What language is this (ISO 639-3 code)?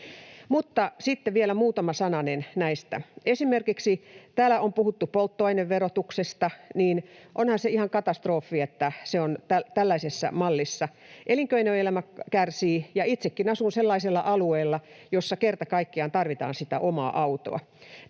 fin